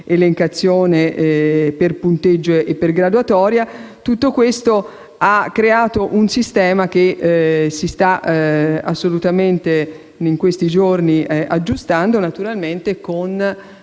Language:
Italian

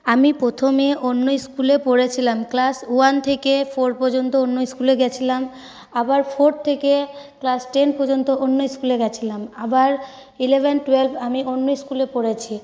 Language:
Bangla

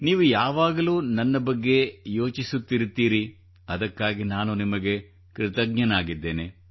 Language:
Kannada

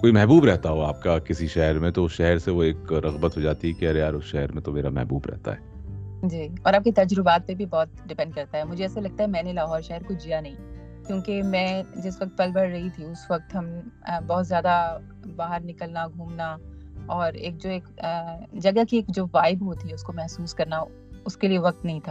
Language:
Urdu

